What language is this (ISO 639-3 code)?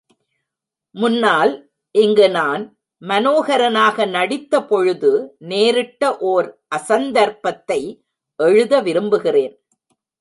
tam